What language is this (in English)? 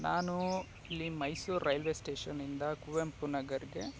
Kannada